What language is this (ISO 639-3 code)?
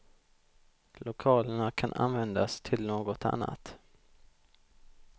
swe